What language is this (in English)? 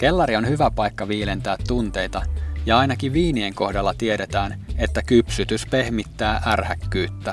Finnish